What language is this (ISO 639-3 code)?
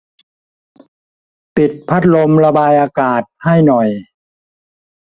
tha